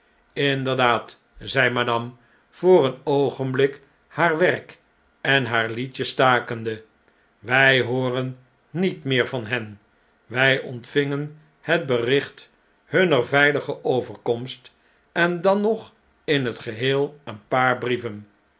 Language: Dutch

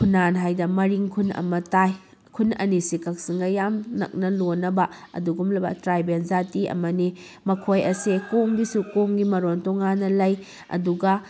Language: Manipuri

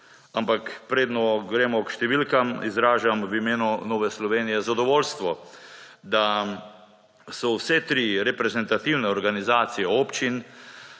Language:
Slovenian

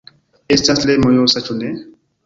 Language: Esperanto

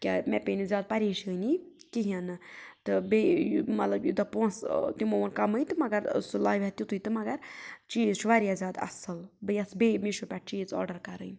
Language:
Kashmiri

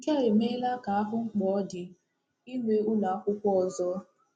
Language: Igbo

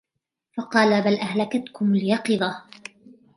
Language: Arabic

